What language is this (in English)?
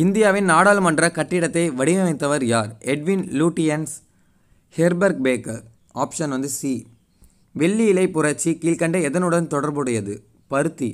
Hindi